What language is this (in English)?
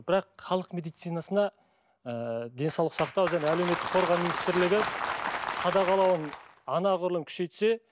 Kazakh